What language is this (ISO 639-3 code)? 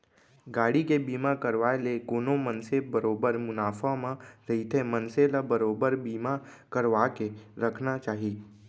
hne